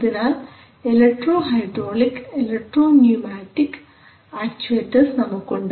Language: Malayalam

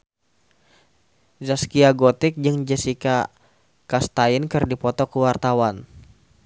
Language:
Sundanese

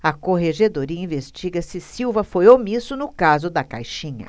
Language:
Portuguese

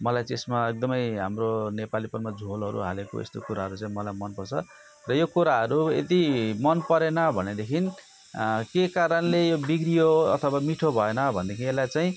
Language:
Nepali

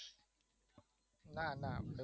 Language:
Gujarati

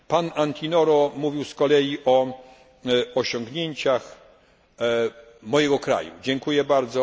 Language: Polish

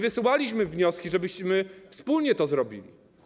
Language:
Polish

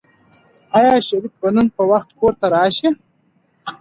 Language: Pashto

